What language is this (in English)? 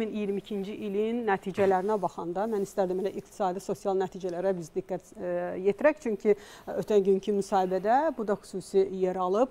Turkish